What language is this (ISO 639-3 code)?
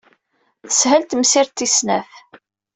kab